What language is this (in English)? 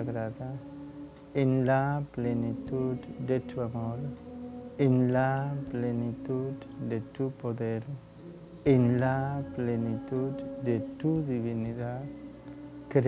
Spanish